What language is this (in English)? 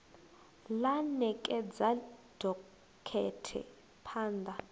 Venda